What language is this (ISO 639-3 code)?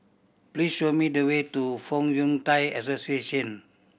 eng